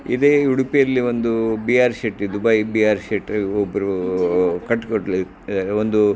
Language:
Kannada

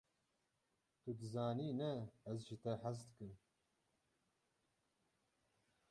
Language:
Kurdish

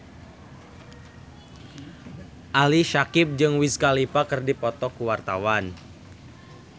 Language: Sundanese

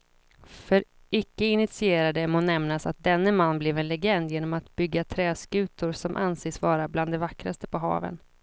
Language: Swedish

